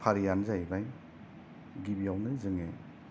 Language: Bodo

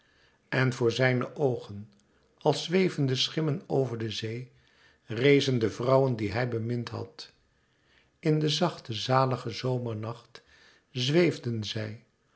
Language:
Dutch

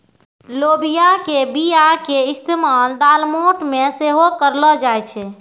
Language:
Maithili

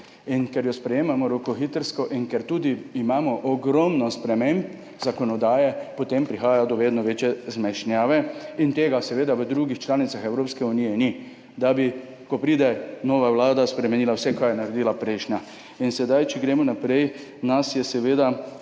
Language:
Slovenian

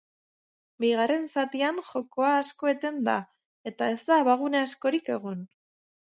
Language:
Basque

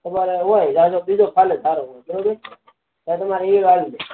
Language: Gujarati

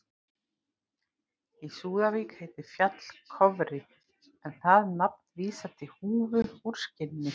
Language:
Icelandic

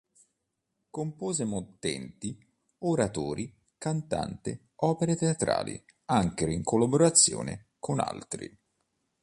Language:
Italian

